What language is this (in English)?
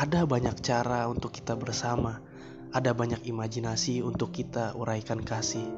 Indonesian